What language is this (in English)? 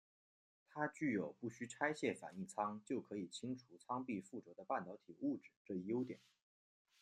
Chinese